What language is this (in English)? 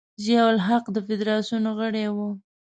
Pashto